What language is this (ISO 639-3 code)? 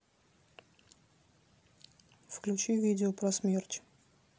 rus